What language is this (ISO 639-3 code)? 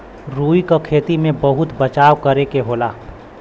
bho